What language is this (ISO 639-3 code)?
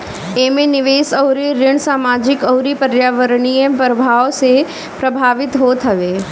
bho